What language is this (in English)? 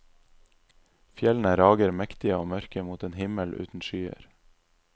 Norwegian